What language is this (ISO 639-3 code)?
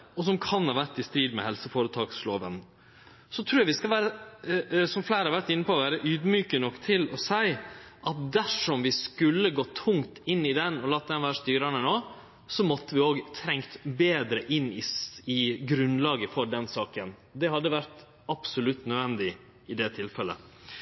nno